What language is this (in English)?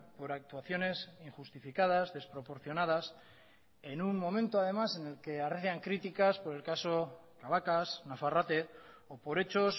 Spanish